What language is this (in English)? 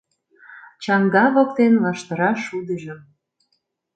Mari